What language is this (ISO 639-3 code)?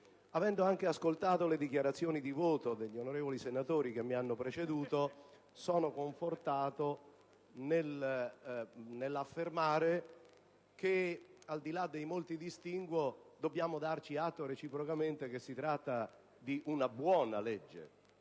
ita